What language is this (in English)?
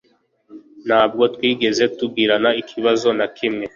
Kinyarwanda